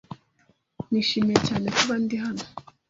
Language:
Kinyarwanda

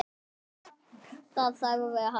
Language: Icelandic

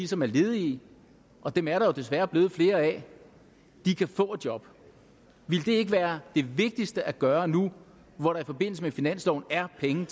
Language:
Danish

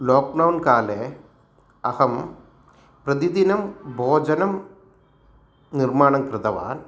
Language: Sanskrit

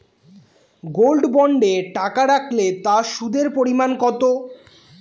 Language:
Bangla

